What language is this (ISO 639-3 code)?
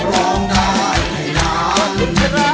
tha